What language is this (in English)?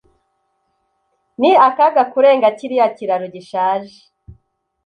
Kinyarwanda